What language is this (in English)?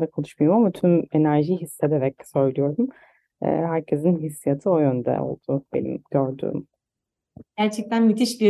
Turkish